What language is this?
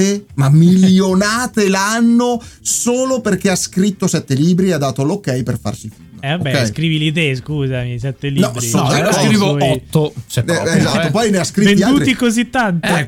Italian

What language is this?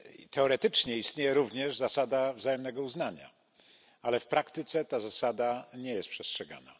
Polish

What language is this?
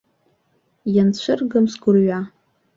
Abkhazian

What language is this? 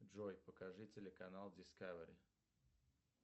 Russian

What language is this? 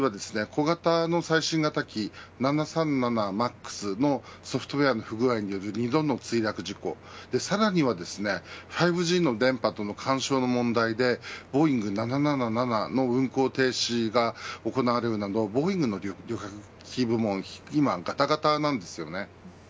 Japanese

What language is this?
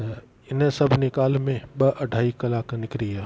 Sindhi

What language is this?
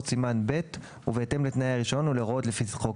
Hebrew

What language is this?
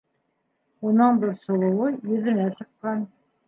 Bashkir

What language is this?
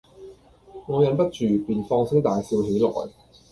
Cantonese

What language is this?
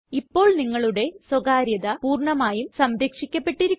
Malayalam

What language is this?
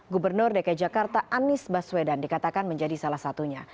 Indonesian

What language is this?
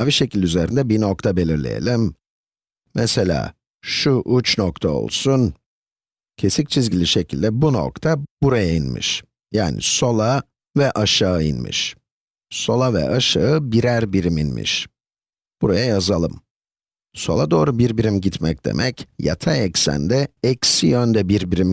Turkish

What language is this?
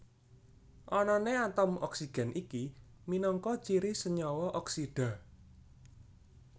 Javanese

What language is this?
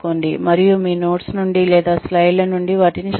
Telugu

